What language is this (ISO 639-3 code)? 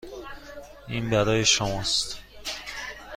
fas